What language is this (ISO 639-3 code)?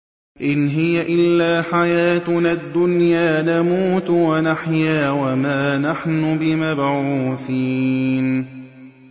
ara